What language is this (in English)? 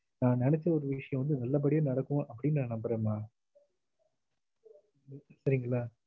Tamil